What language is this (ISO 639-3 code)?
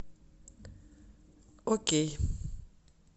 rus